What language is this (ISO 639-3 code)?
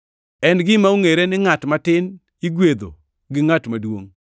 luo